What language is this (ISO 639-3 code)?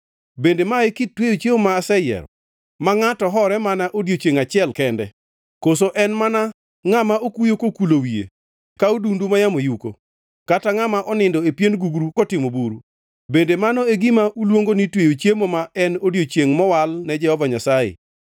luo